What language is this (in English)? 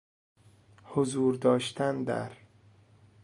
Persian